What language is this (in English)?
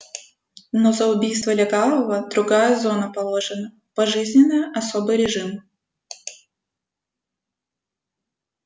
Russian